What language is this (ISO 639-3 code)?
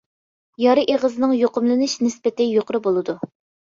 uig